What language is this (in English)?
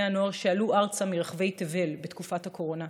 Hebrew